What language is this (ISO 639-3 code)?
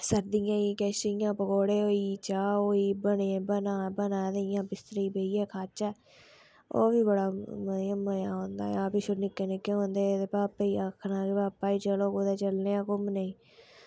doi